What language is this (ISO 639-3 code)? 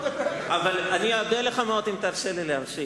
heb